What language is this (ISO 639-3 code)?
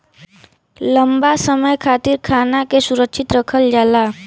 bho